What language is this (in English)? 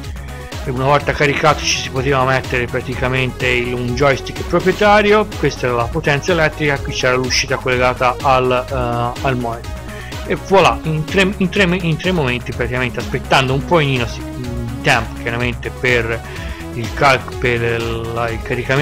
Italian